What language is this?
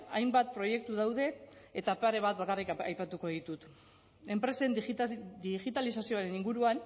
Basque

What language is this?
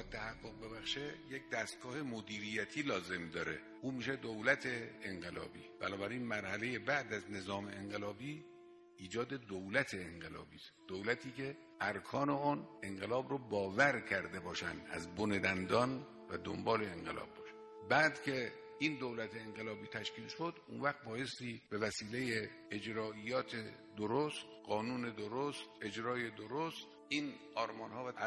Persian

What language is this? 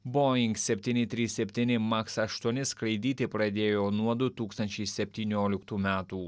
Lithuanian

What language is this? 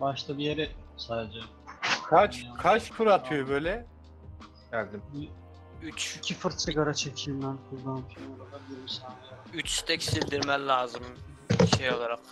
Turkish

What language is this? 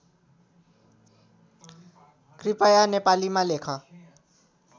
Nepali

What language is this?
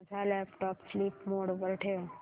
Marathi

